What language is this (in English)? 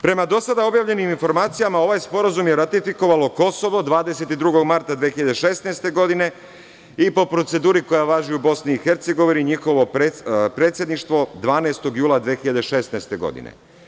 Serbian